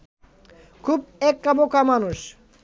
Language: Bangla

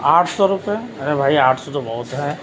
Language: Urdu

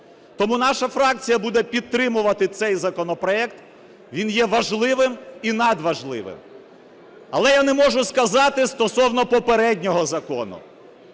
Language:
Ukrainian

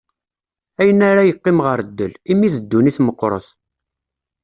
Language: Kabyle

